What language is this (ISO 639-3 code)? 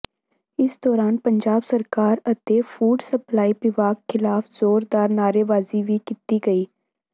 pan